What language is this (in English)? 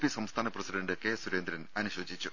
Malayalam